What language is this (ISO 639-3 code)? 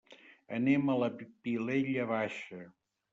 cat